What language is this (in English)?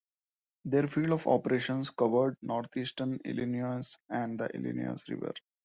English